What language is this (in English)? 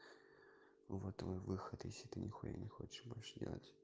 Russian